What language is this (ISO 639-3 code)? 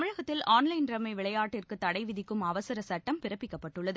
tam